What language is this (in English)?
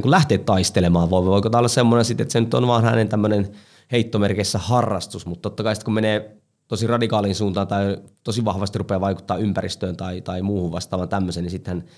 Finnish